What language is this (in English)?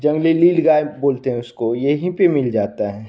Hindi